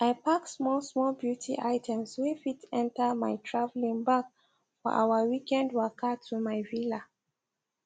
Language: Nigerian Pidgin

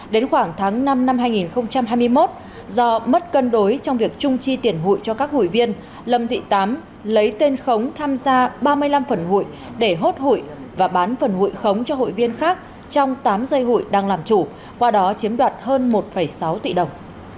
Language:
Vietnamese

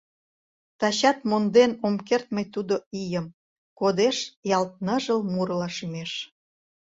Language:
Mari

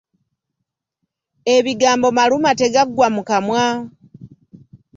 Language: Ganda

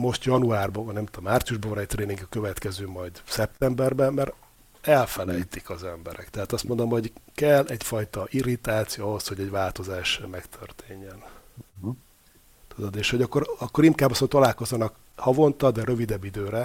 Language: Hungarian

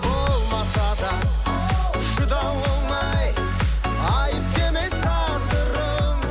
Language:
Kazakh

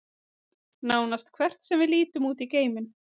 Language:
Icelandic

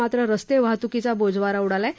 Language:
Marathi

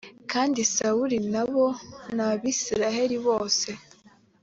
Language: Kinyarwanda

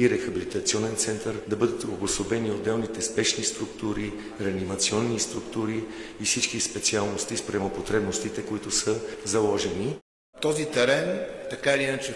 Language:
Bulgarian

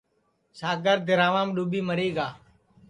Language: Sansi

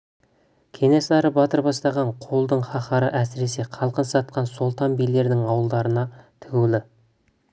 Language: Kazakh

